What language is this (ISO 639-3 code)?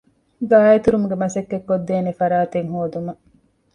div